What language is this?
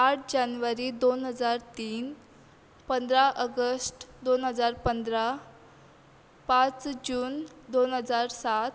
Konkani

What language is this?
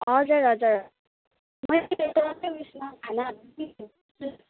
Nepali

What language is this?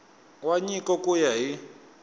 Tsonga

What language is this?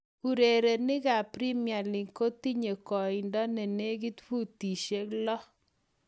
Kalenjin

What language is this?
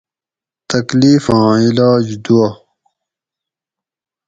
Gawri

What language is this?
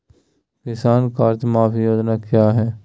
Magahi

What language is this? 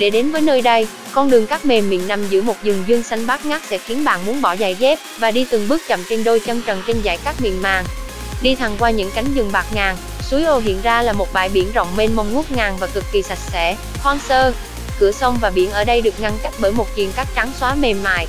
Vietnamese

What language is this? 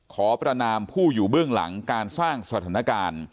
Thai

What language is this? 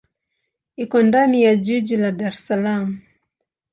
Swahili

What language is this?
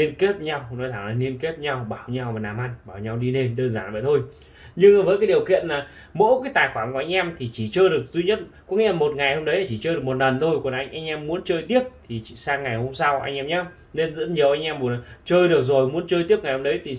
Vietnamese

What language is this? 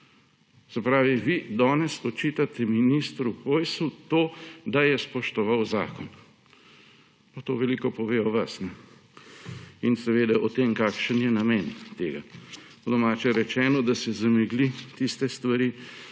Slovenian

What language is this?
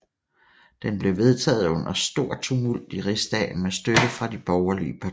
Danish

